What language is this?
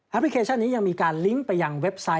Thai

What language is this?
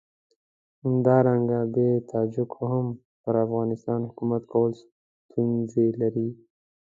Pashto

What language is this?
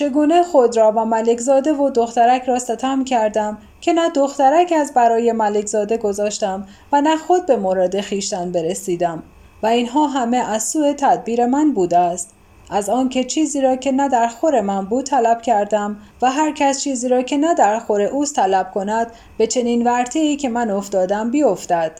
Persian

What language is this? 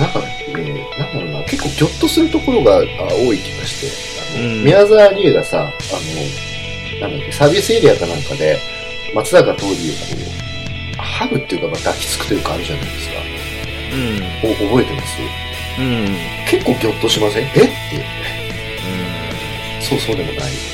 Japanese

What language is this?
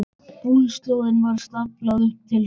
Icelandic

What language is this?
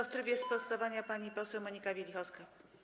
Polish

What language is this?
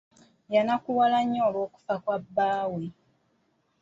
Ganda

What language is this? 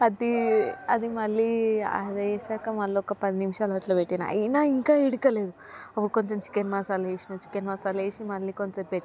Telugu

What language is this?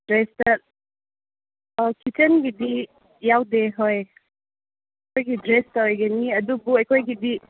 Manipuri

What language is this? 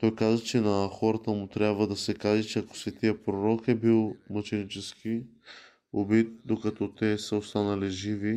Bulgarian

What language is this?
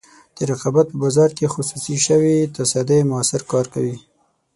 Pashto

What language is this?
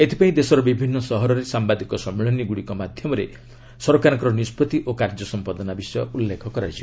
Odia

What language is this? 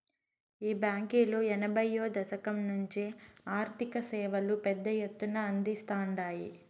Telugu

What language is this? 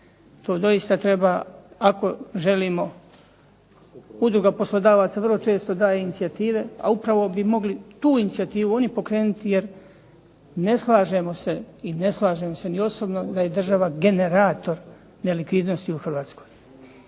Croatian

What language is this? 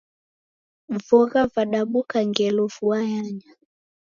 Taita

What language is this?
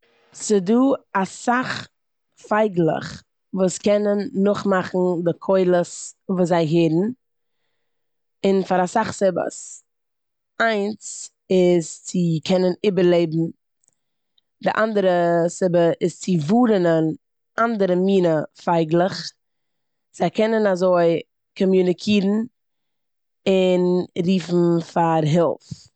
Yiddish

